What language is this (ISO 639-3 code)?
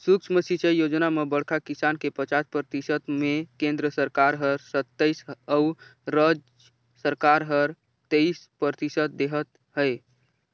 hne